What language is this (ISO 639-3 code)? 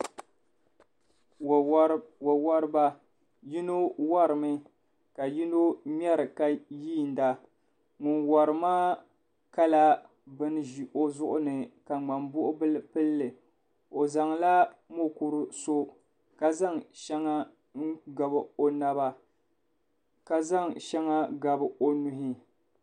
dag